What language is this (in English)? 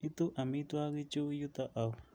Kalenjin